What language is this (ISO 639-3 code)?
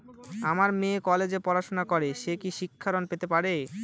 ben